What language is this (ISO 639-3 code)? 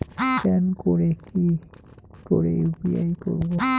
ben